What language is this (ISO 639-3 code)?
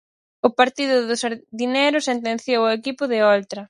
glg